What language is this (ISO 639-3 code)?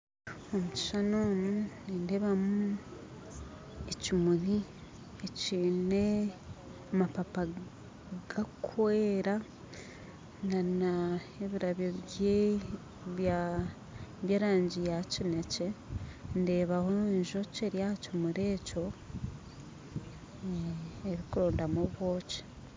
nyn